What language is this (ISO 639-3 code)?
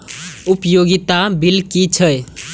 mai